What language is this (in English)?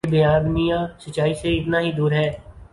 Urdu